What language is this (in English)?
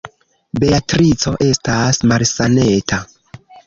Esperanto